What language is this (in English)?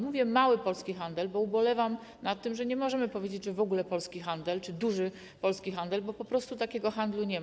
Polish